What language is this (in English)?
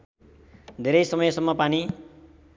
Nepali